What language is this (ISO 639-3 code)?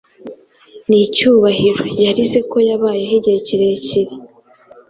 kin